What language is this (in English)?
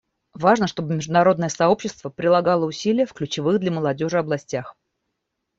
Russian